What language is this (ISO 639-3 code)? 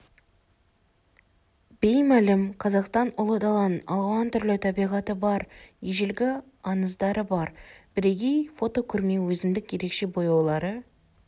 kaz